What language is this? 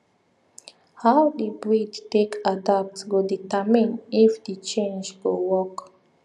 Nigerian Pidgin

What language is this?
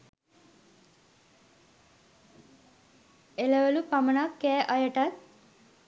Sinhala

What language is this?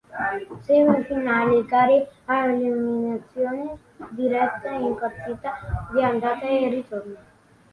Italian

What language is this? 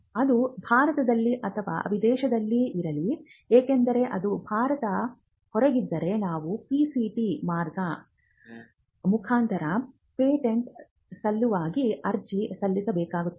Kannada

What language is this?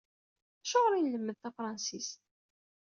Kabyle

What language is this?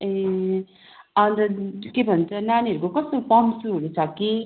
Nepali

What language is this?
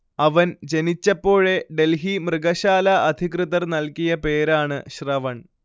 Malayalam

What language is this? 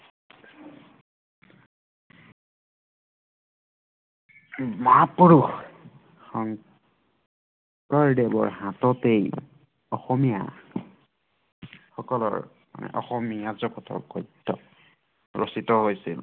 Assamese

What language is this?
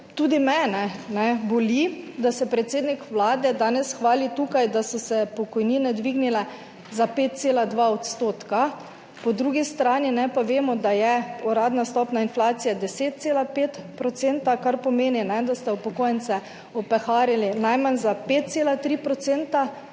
Slovenian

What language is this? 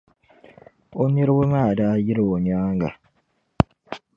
Dagbani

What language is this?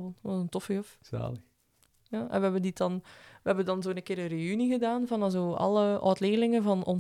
Dutch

